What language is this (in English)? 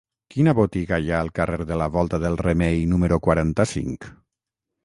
Catalan